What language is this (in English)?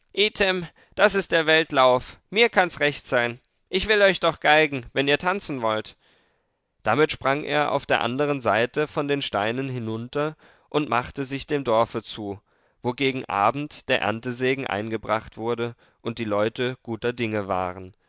German